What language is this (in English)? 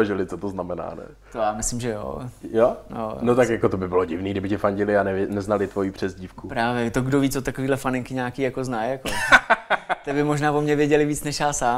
Czech